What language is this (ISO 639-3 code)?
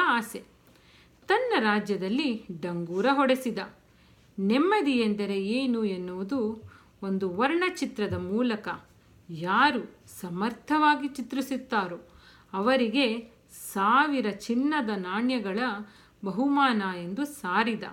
kan